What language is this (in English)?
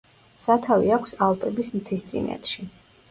Georgian